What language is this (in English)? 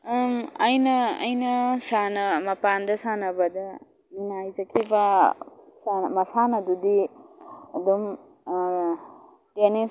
Manipuri